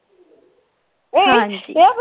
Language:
Punjabi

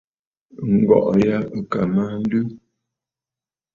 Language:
Bafut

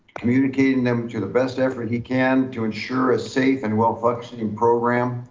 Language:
English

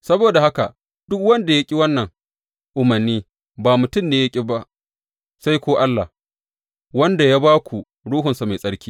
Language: Hausa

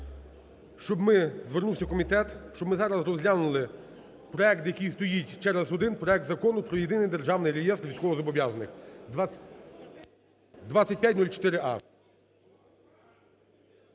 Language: Ukrainian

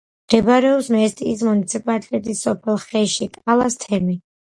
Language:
Georgian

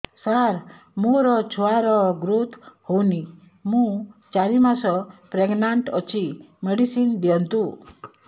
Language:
Odia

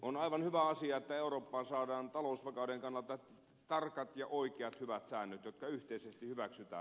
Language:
Finnish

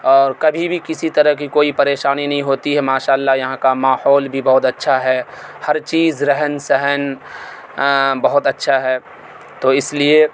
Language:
Urdu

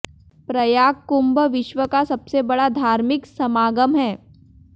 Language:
Hindi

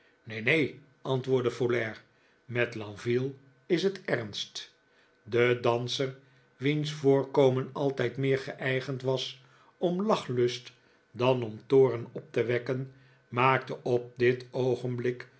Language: Dutch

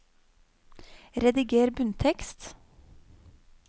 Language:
Norwegian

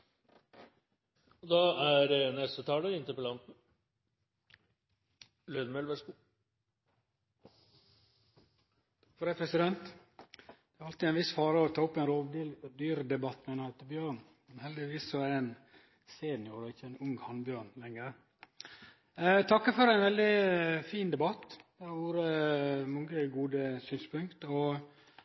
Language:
Norwegian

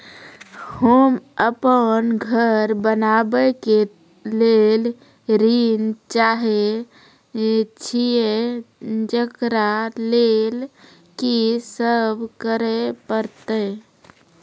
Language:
Maithili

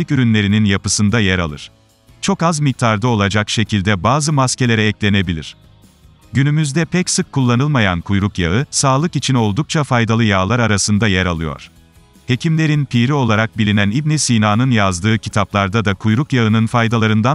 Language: Turkish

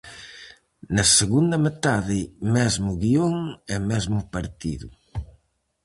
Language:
Galician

